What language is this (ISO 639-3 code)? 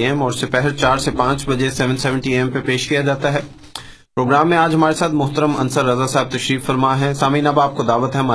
urd